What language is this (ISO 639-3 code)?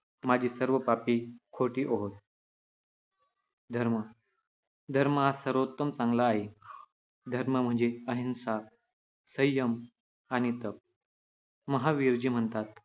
mar